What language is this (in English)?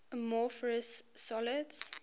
English